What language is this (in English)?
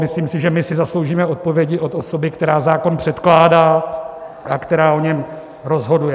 Czech